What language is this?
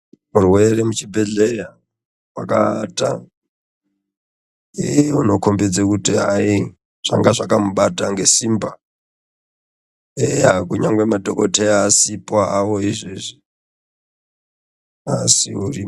Ndau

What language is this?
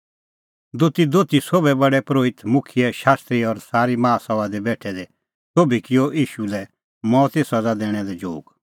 Kullu Pahari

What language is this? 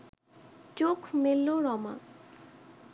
Bangla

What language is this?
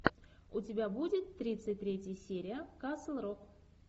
Russian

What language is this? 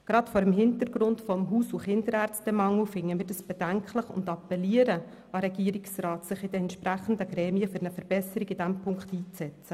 Swiss German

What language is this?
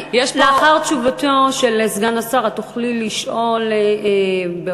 Hebrew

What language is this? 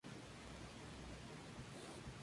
Spanish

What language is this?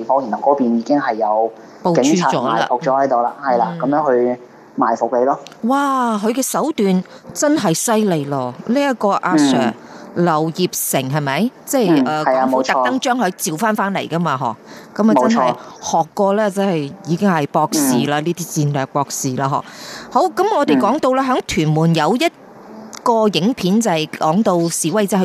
Chinese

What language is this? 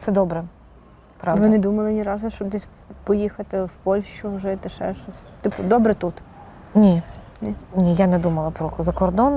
Ukrainian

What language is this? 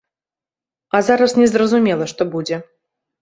Belarusian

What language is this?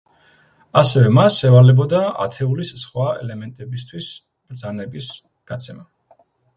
Georgian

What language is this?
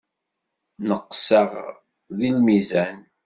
Kabyle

